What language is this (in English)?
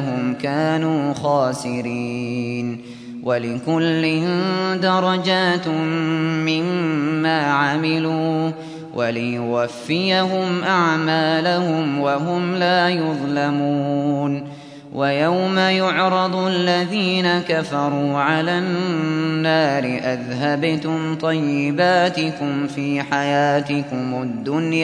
Arabic